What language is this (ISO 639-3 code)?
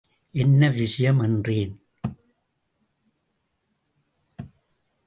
tam